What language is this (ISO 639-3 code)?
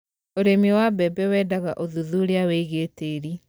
kik